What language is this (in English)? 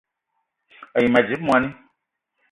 Eton (Cameroon)